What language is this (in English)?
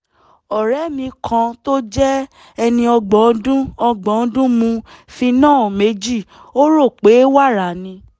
Yoruba